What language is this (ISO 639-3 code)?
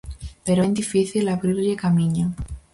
glg